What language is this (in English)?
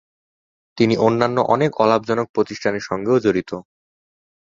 Bangla